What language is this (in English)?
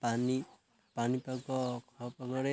Odia